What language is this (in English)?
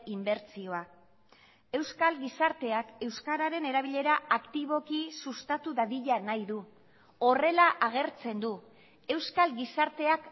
Basque